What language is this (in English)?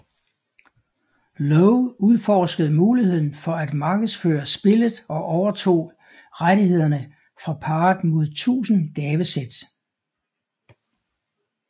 Danish